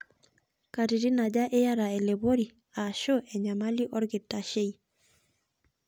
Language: Masai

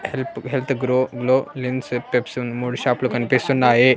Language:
Telugu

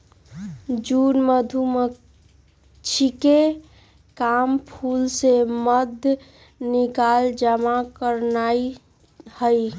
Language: Magahi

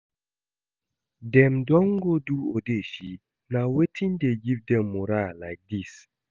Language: Nigerian Pidgin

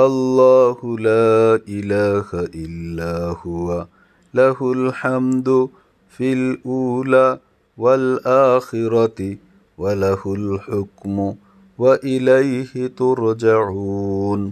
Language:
Bangla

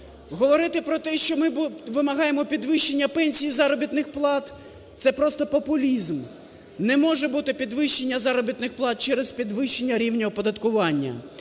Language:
Ukrainian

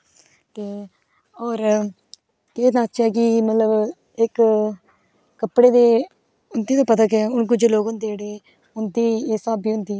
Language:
Dogri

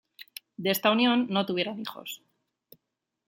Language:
Spanish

